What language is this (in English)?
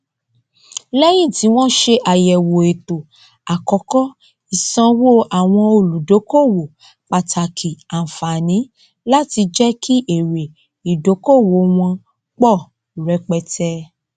Yoruba